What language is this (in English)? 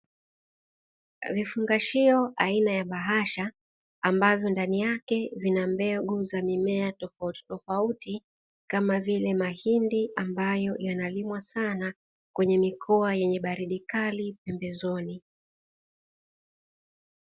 Swahili